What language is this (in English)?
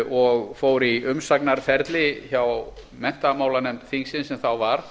Icelandic